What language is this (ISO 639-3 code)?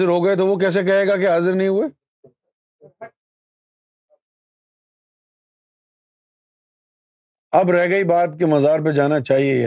urd